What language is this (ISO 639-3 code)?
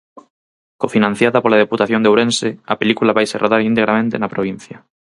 glg